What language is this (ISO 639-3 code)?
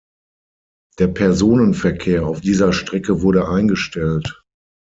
deu